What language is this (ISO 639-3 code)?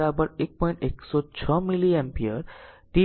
guj